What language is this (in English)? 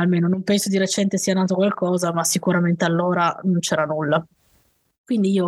Italian